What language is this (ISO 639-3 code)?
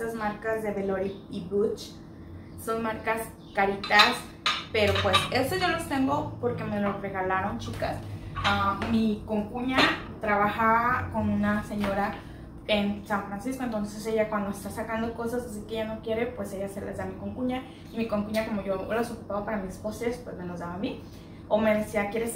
spa